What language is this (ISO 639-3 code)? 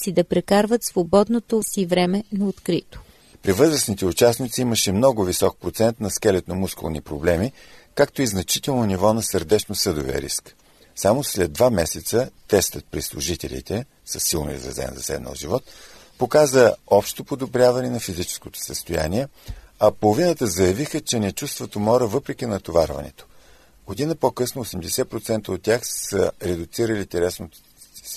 bul